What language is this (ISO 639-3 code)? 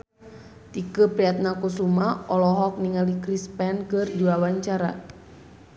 sun